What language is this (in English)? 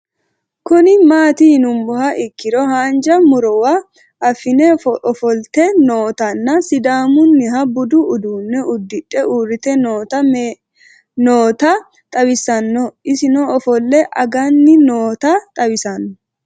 Sidamo